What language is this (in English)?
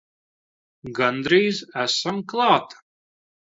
Latvian